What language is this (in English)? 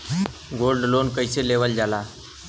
Bhojpuri